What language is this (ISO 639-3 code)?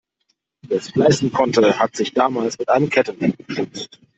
deu